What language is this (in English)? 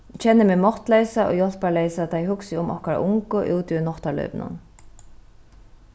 Faroese